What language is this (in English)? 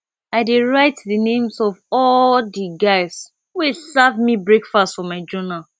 Nigerian Pidgin